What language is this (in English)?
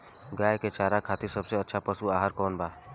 Bhojpuri